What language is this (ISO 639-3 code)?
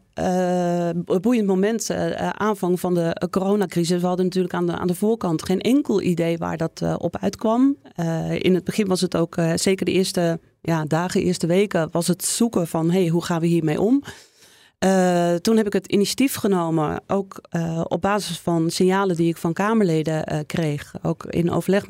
nld